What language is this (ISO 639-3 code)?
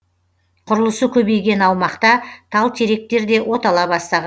kaz